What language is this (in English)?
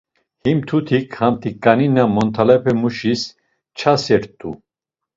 Laz